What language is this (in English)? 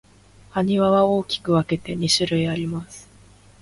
Japanese